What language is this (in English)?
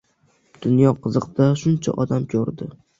Uzbek